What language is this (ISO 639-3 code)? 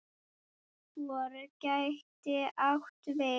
isl